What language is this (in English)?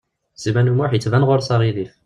Kabyle